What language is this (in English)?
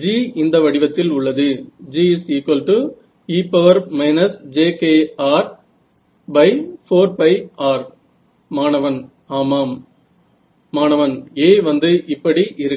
Marathi